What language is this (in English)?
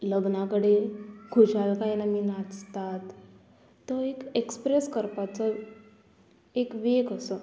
Konkani